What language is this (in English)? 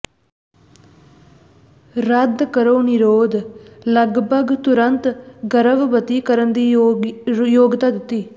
Punjabi